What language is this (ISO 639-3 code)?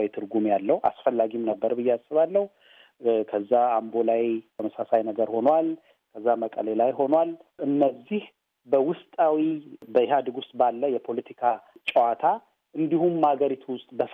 amh